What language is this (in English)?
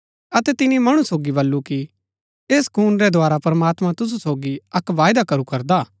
Gaddi